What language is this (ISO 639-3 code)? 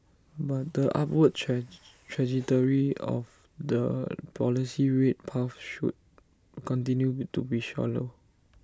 eng